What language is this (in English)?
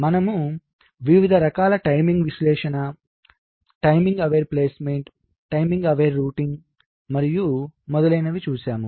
Telugu